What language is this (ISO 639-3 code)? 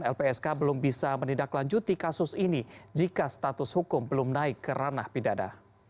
ind